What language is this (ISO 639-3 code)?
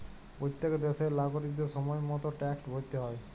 ben